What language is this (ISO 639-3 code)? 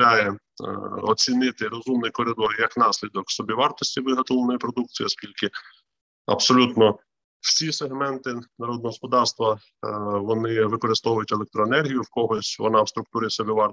ukr